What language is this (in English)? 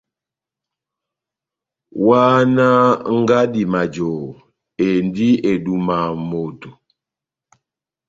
Batanga